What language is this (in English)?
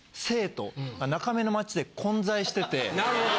Japanese